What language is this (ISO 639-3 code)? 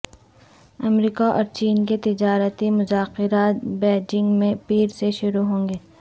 urd